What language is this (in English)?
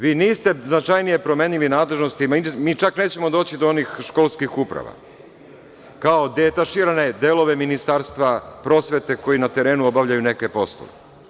Serbian